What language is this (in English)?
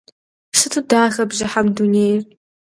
Kabardian